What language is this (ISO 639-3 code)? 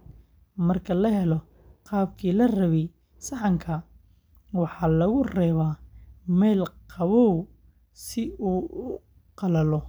som